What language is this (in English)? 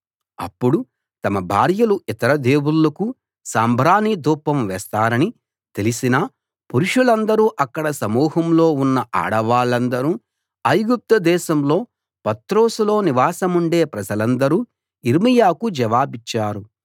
Telugu